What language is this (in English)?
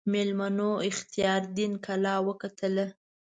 Pashto